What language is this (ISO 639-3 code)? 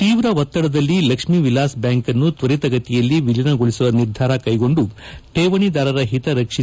kan